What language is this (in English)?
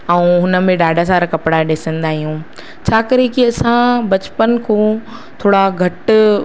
Sindhi